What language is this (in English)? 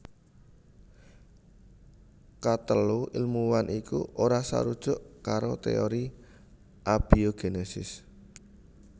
Javanese